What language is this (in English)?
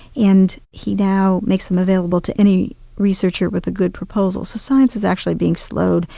English